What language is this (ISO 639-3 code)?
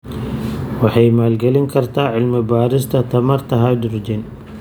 som